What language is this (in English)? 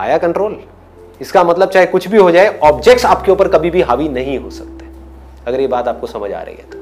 Hindi